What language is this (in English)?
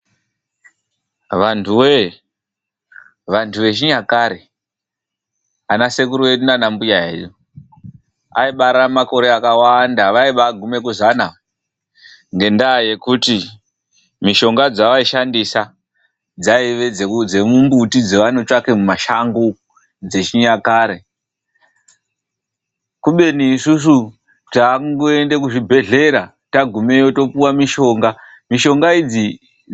Ndau